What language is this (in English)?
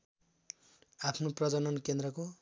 Nepali